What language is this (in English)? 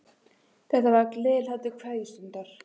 Icelandic